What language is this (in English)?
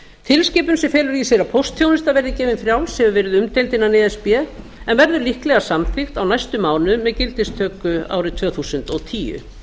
Icelandic